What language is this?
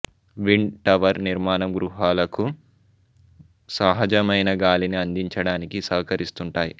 Telugu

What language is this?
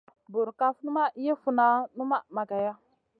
Masana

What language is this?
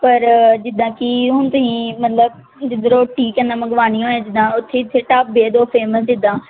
Punjabi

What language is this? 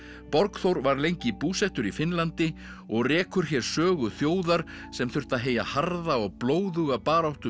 Icelandic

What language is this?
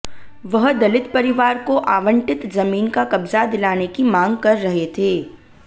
Hindi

